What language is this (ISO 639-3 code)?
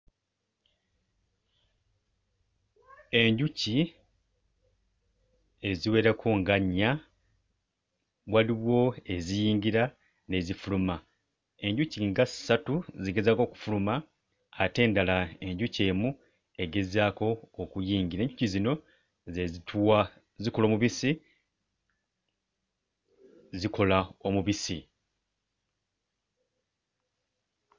lug